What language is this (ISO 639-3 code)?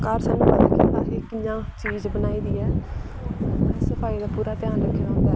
doi